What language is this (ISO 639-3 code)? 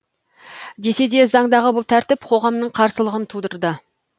kaz